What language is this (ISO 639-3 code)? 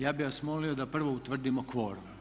hrv